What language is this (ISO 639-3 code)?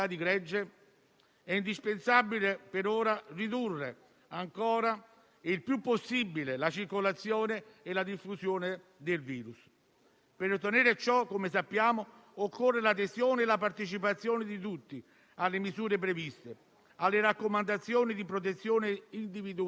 ita